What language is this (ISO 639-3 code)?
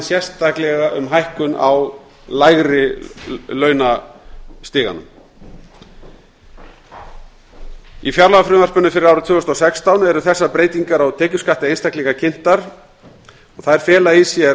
isl